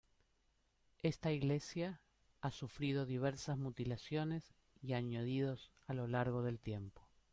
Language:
Spanish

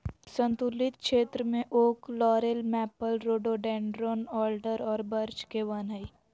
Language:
Magahi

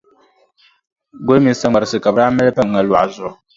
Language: Dagbani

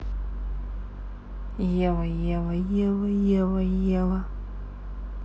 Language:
Russian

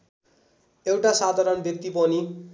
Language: Nepali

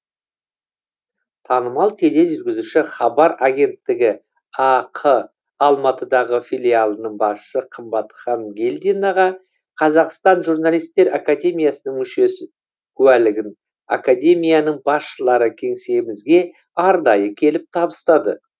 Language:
Kazakh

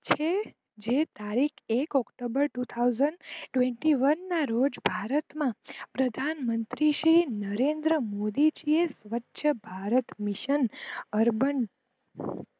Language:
Gujarati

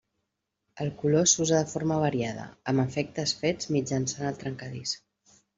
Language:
Catalan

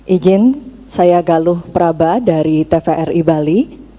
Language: Indonesian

